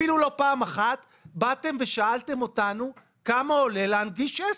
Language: Hebrew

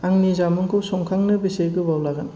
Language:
Bodo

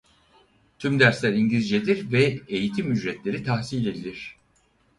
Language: Turkish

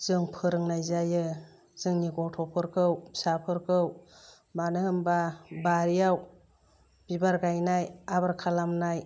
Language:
Bodo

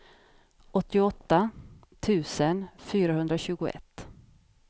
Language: Swedish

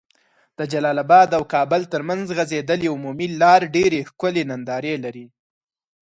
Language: Pashto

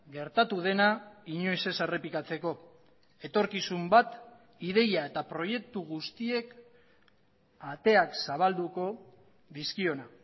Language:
Basque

